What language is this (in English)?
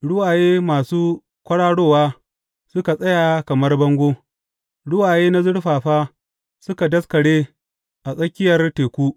Hausa